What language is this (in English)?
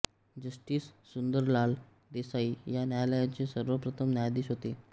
Marathi